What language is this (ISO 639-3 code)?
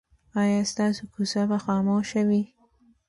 pus